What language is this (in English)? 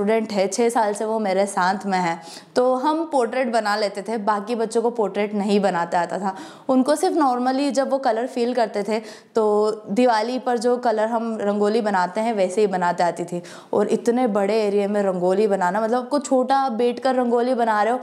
Hindi